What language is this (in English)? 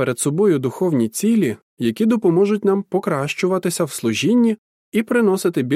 Ukrainian